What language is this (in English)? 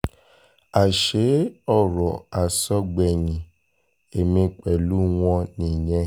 Yoruba